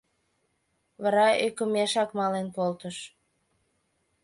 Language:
Mari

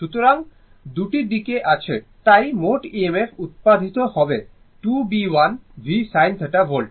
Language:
Bangla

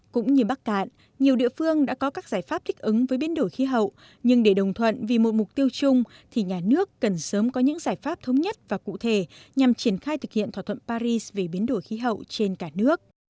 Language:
Vietnamese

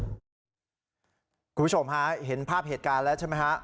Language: Thai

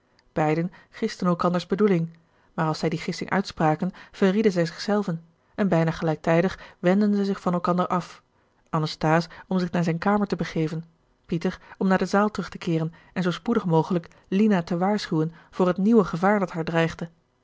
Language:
Dutch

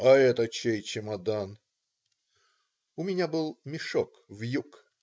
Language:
Russian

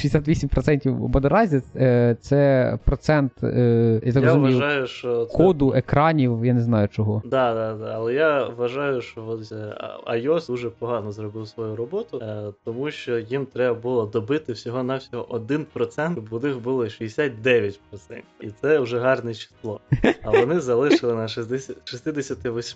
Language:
Ukrainian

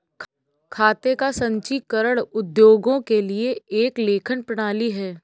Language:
Hindi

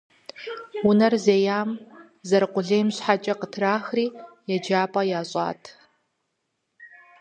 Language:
Kabardian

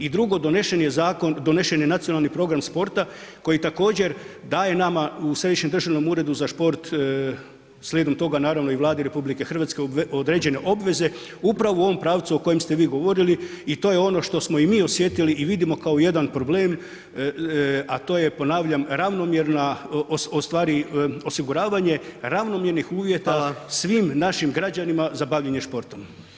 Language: Croatian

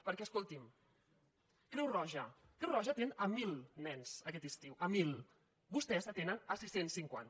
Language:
Catalan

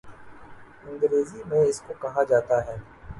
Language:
Urdu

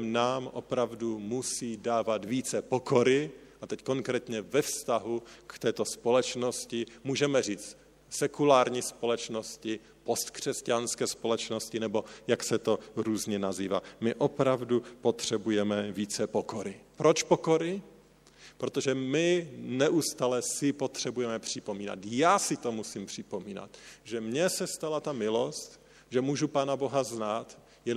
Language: Czech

